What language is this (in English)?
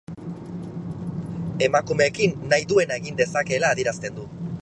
Basque